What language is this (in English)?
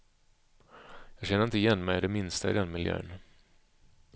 Swedish